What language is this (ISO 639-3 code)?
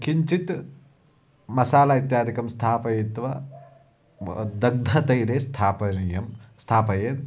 san